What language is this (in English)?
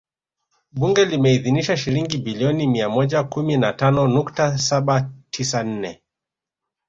Swahili